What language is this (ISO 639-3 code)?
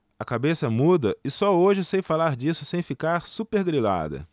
por